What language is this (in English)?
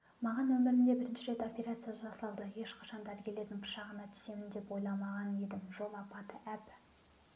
Kazakh